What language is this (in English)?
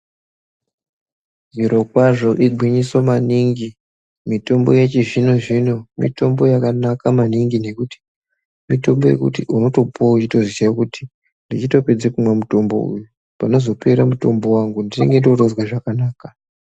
Ndau